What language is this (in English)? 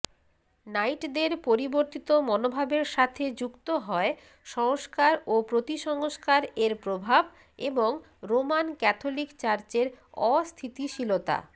Bangla